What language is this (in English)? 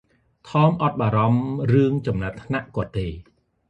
Khmer